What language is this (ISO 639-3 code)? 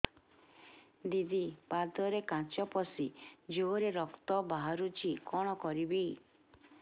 ori